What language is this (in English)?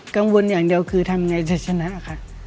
Thai